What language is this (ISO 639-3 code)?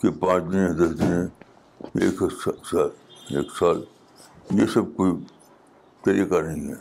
urd